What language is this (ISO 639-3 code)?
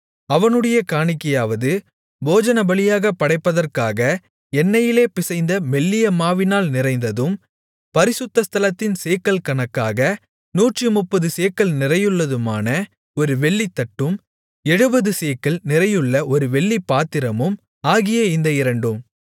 tam